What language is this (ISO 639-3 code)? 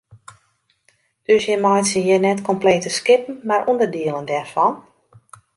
fry